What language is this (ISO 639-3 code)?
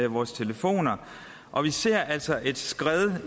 dan